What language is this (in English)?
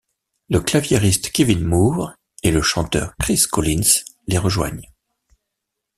French